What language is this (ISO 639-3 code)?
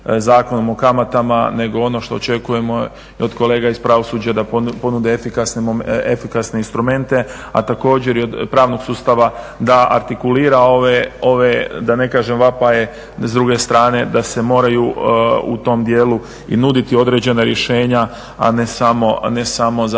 hrv